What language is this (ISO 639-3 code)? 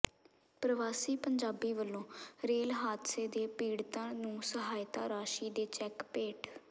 pan